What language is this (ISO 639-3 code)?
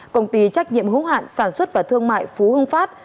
vie